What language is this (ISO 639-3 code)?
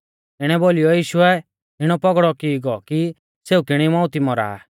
bfz